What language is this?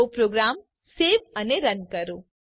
Gujarati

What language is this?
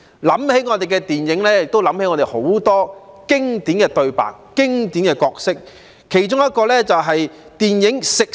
Cantonese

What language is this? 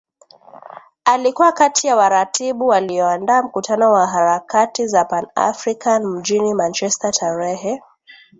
Swahili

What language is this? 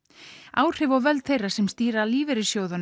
Icelandic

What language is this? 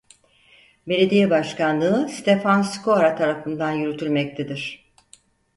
Turkish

